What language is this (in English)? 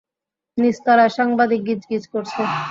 Bangla